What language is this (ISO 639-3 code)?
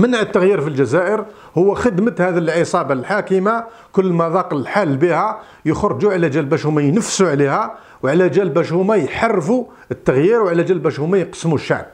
ara